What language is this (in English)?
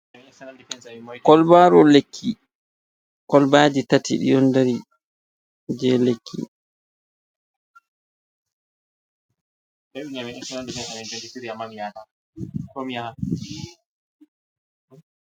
Fula